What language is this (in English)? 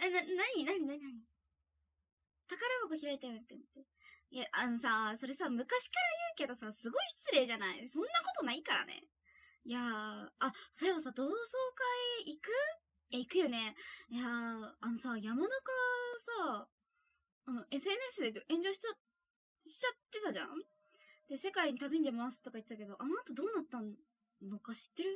Japanese